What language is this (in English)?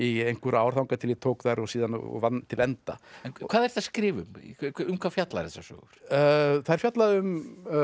Icelandic